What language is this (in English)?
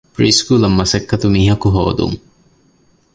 Divehi